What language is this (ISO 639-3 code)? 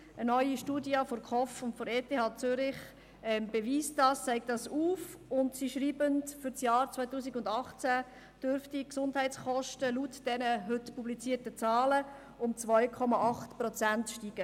gsw